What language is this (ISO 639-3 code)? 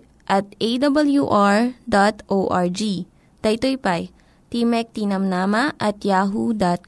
fil